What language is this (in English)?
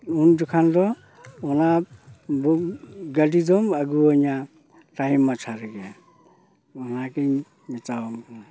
Santali